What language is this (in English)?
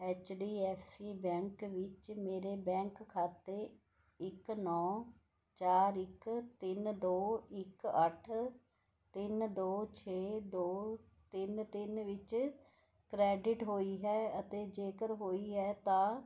Punjabi